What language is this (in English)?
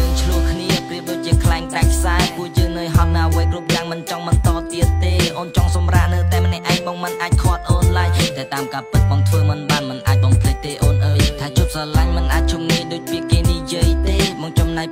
Vietnamese